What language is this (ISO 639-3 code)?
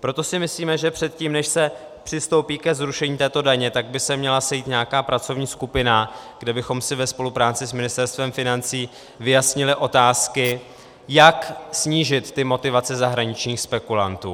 ces